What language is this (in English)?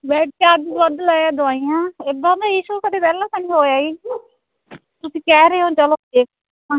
Punjabi